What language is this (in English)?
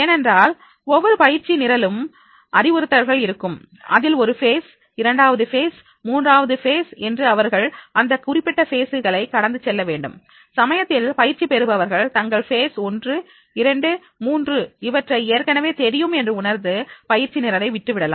Tamil